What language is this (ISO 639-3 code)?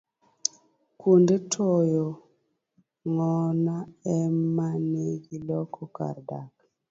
luo